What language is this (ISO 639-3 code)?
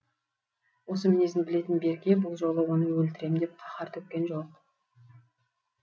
kaz